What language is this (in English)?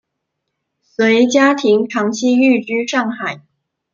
Chinese